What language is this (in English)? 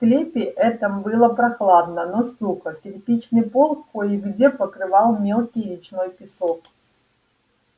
Russian